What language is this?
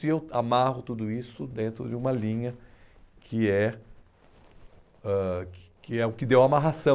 Portuguese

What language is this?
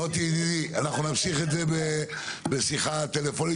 Hebrew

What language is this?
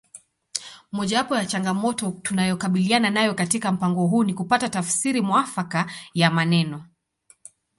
Swahili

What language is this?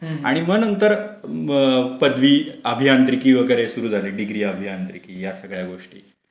Marathi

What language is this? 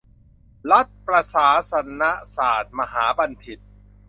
Thai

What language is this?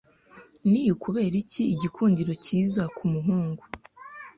Kinyarwanda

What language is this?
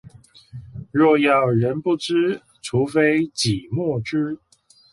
Chinese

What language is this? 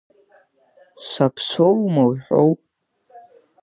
Abkhazian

